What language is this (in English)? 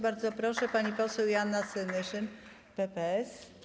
Polish